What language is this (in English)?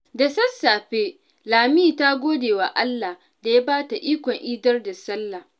Hausa